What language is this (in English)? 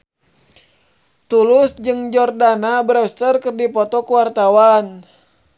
Sundanese